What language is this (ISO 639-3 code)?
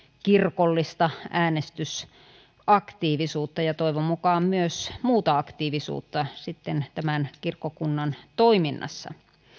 fin